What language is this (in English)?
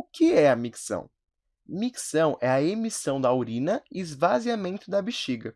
Portuguese